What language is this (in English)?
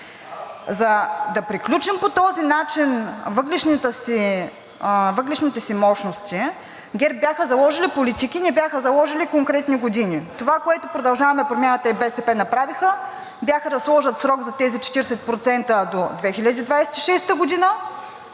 Bulgarian